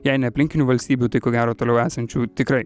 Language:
Lithuanian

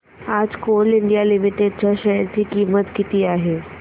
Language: Marathi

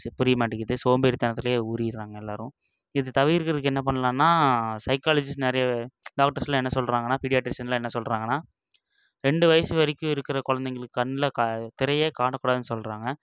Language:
Tamil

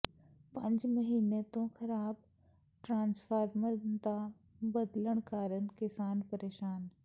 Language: Punjabi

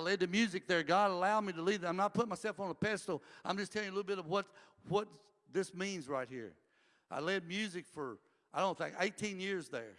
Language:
English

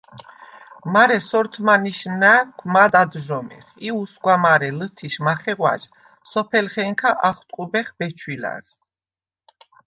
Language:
Svan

